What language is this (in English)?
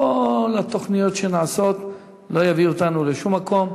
Hebrew